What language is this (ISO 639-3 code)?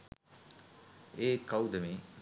sin